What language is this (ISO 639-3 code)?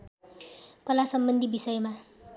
nep